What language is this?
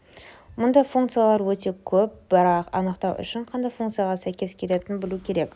Kazakh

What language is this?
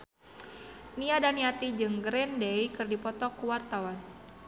Sundanese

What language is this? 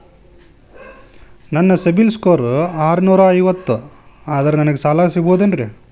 Kannada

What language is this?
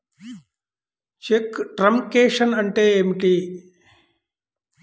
Telugu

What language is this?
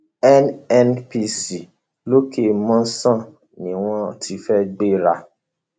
Yoruba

